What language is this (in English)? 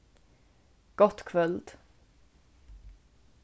Faroese